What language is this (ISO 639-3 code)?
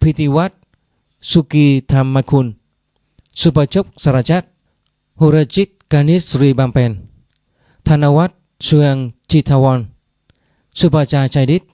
vie